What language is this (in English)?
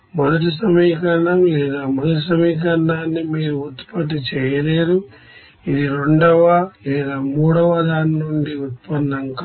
Telugu